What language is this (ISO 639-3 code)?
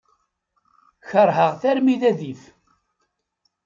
kab